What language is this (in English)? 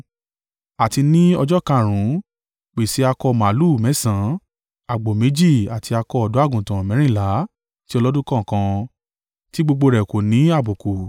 Yoruba